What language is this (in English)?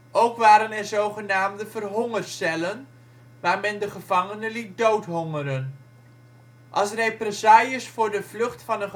Dutch